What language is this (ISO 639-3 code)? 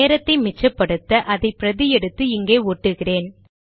tam